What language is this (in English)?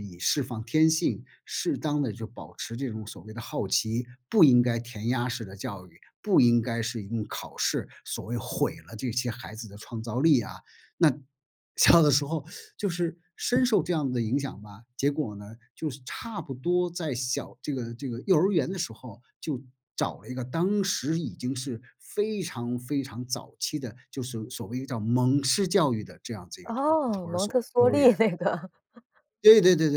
Chinese